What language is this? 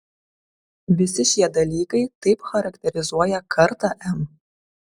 Lithuanian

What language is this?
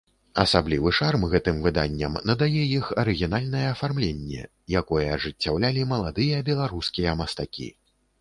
Belarusian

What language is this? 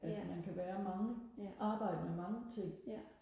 Danish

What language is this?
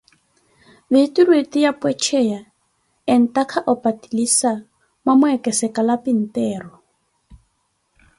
Koti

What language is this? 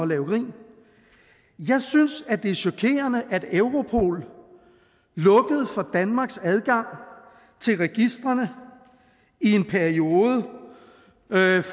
Danish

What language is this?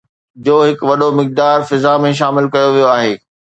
Sindhi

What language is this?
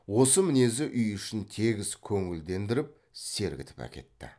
Kazakh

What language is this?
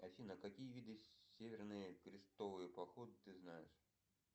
Russian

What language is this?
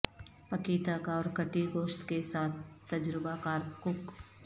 Urdu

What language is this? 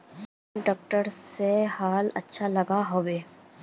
Magahi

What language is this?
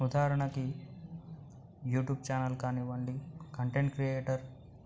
Telugu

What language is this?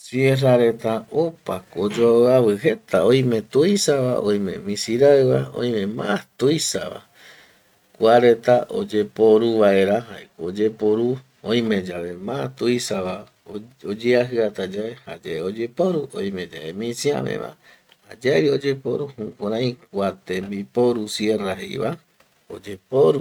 Eastern Bolivian Guaraní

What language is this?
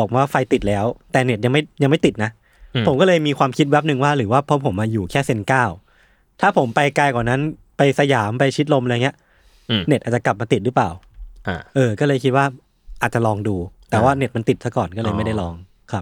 Thai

